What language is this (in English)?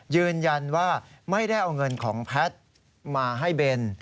Thai